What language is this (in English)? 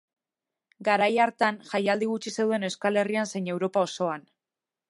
Basque